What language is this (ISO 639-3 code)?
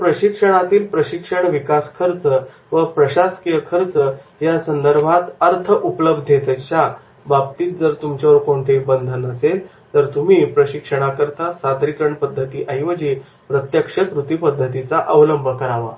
mar